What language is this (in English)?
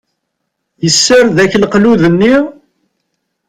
Kabyle